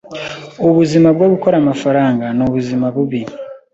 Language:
Kinyarwanda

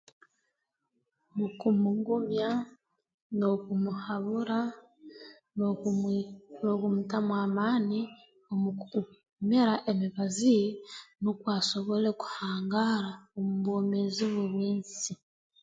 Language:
Tooro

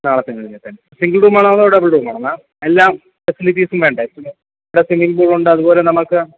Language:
Malayalam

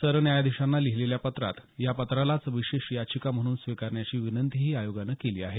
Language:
Marathi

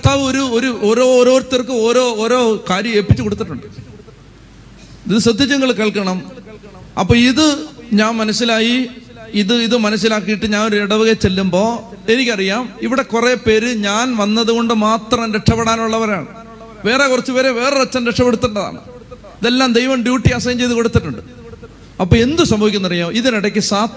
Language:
Malayalam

